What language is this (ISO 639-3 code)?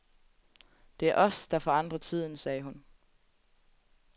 dan